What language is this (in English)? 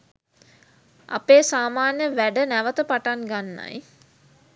Sinhala